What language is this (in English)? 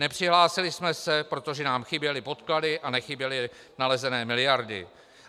Czech